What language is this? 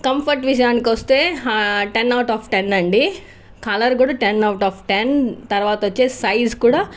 Telugu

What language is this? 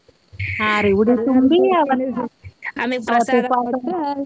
Kannada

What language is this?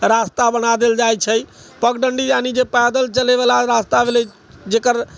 Maithili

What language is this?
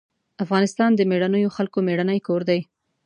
Pashto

